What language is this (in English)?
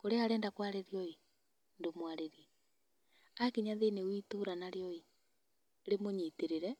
Kikuyu